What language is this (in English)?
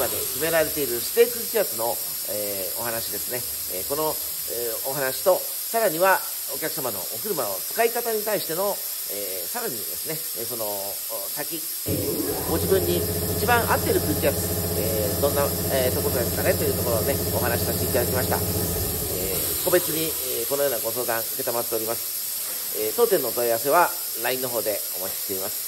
Japanese